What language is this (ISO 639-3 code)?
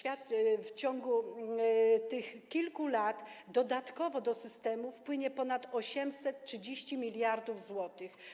pol